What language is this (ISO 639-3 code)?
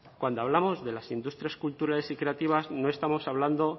spa